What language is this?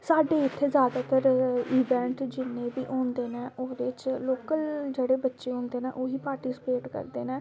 Dogri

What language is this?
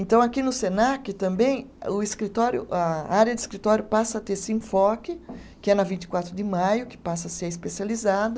Portuguese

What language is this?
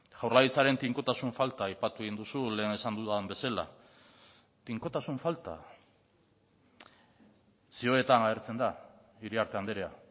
Basque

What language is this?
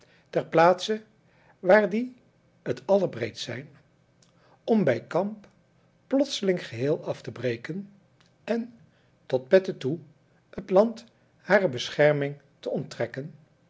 Dutch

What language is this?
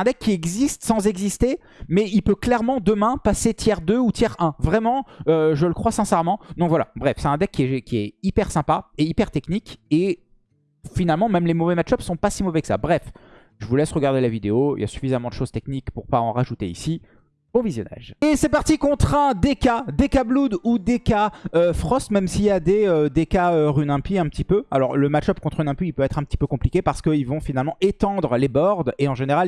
French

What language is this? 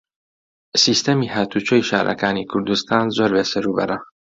Central Kurdish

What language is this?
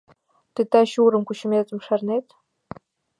Mari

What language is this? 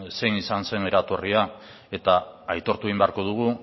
Basque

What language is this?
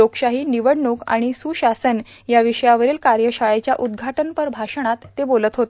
Marathi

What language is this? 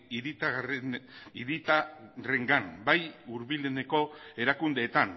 Basque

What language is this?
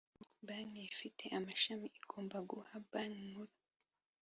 Kinyarwanda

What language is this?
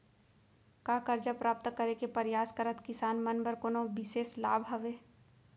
Chhattisgarhi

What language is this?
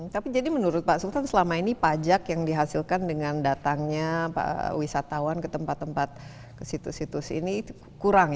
Indonesian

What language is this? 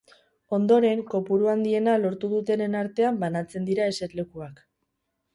Basque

